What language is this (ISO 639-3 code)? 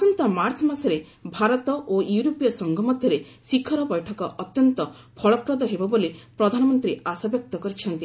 ori